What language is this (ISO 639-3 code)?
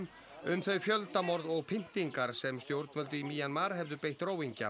isl